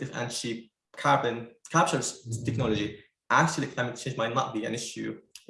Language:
English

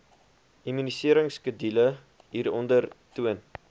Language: Afrikaans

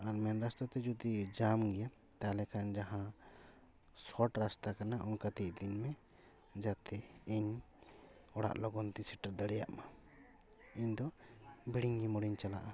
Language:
Santali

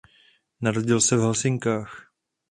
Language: Czech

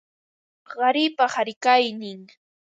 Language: Ambo-Pasco Quechua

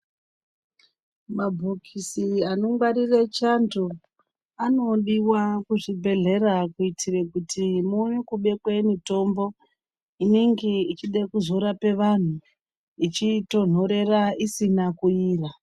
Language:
Ndau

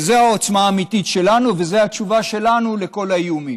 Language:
Hebrew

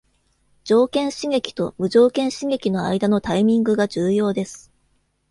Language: Japanese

